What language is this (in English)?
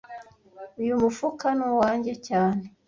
Kinyarwanda